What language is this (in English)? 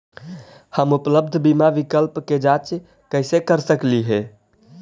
Magahi